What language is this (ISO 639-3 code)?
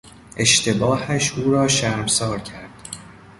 fas